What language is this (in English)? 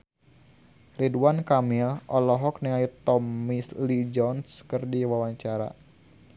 Sundanese